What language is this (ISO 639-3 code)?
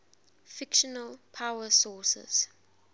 eng